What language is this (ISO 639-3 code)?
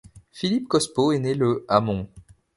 fra